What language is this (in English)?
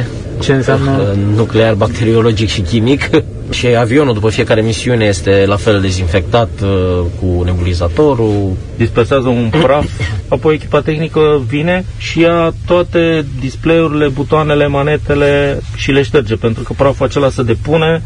Romanian